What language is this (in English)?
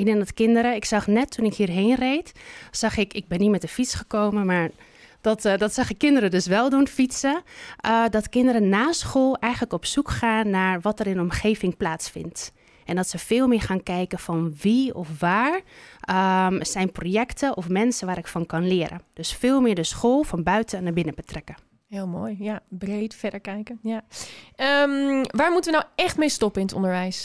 Dutch